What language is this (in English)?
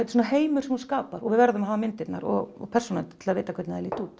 Icelandic